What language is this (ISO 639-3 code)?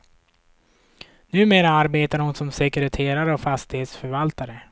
swe